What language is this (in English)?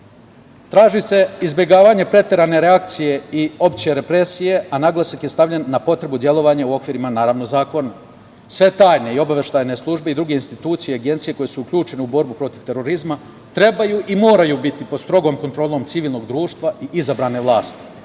Serbian